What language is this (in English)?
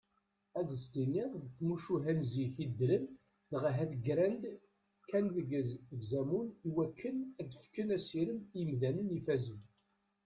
Kabyle